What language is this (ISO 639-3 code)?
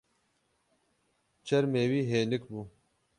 kur